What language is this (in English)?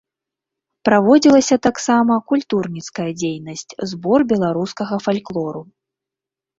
Belarusian